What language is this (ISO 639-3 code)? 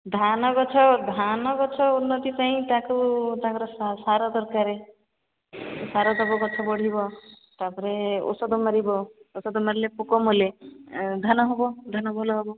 ori